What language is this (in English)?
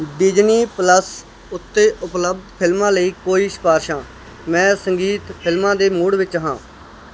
Punjabi